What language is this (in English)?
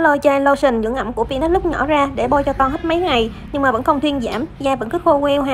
Vietnamese